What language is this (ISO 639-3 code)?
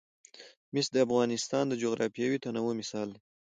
pus